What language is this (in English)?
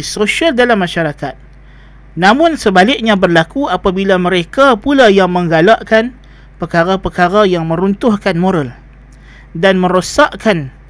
Malay